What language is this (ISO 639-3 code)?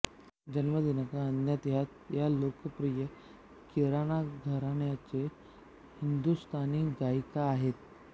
mar